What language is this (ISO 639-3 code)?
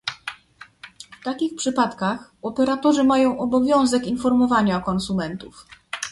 pol